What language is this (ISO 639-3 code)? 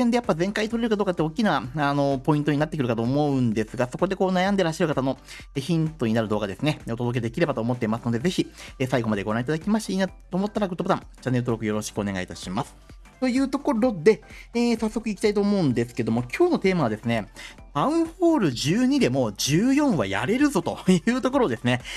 jpn